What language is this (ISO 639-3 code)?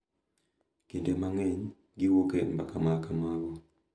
luo